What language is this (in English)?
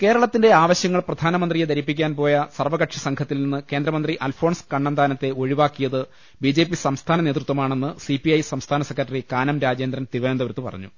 Malayalam